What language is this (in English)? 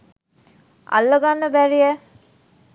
Sinhala